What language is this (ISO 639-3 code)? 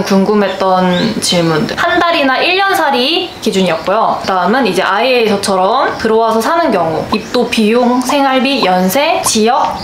kor